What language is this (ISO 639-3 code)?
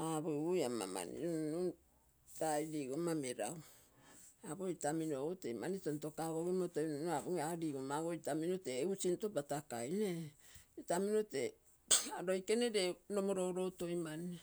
buo